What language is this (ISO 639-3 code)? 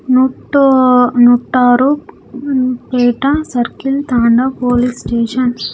tel